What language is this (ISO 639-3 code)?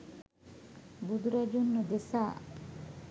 sin